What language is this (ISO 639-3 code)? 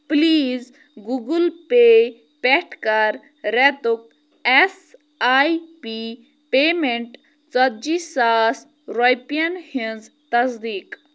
kas